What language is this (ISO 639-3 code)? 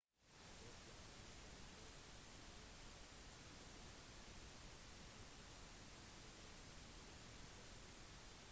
nob